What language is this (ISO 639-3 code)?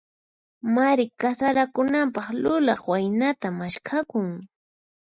qxp